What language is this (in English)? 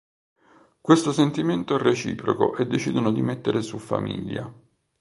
Italian